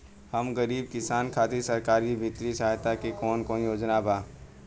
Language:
Bhojpuri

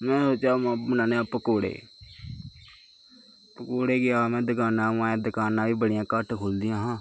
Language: Dogri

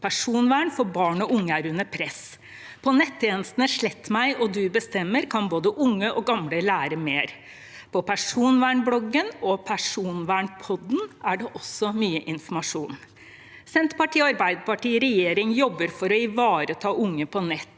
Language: Norwegian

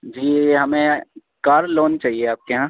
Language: Urdu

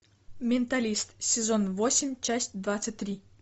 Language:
Russian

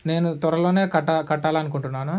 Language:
Telugu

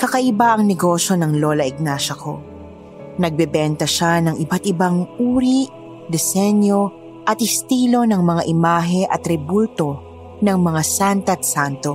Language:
Filipino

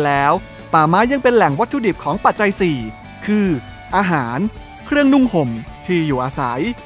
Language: Thai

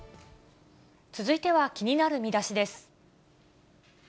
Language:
Japanese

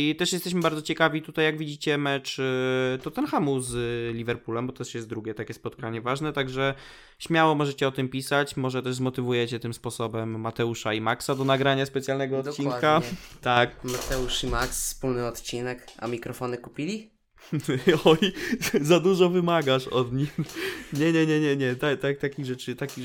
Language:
Polish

